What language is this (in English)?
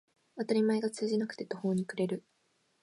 Japanese